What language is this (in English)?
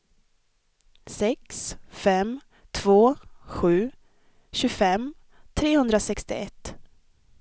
Swedish